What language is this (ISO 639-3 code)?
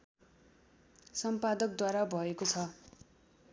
nep